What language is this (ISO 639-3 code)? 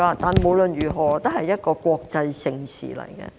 yue